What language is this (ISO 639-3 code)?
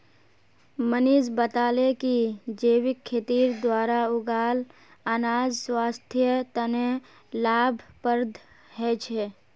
mag